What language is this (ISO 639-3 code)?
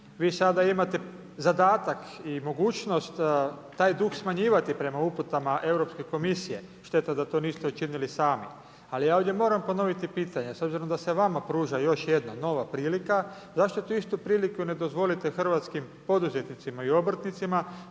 hrv